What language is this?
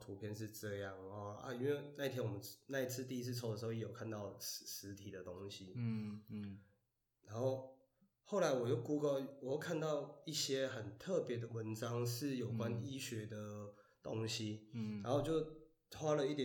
Chinese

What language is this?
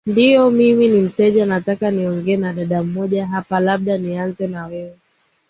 Swahili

